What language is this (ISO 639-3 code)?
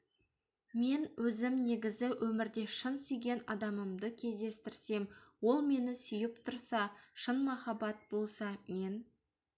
kaz